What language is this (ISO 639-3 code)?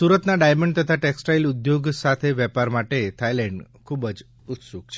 guj